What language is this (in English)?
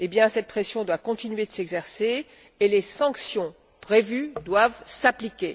French